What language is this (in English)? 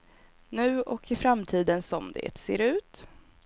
Swedish